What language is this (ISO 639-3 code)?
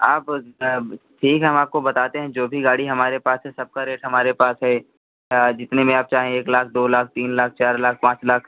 hin